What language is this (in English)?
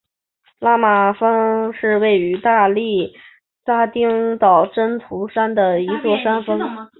Chinese